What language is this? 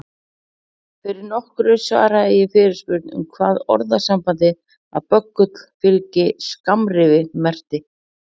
Icelandic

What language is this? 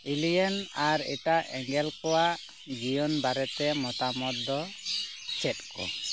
Santali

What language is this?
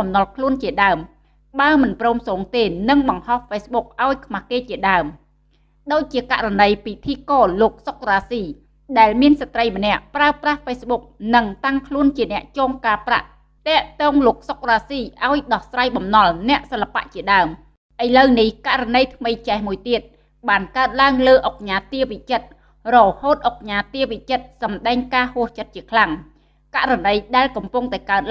Vietnamese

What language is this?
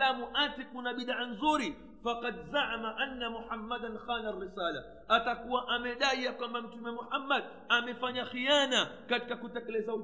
Swahili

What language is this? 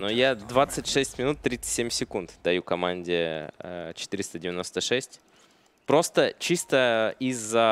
Russian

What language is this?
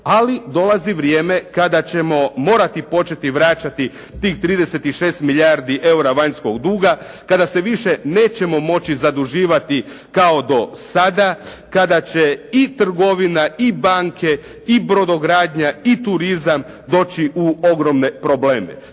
Croatian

